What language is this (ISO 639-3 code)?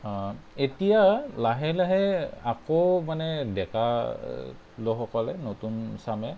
asm